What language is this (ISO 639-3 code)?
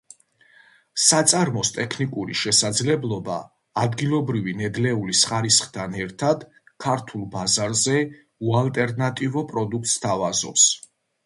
kat